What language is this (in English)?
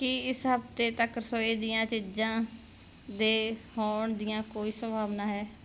Punjabi